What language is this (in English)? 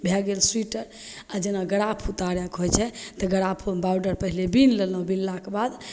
Maithili